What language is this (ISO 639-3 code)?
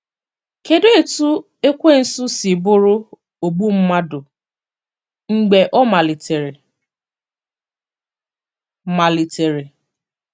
ibo